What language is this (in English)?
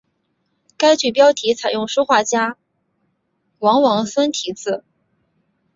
Chinese